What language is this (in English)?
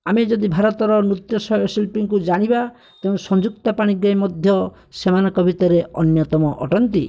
Odia